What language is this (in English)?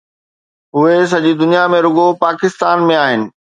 Sindhi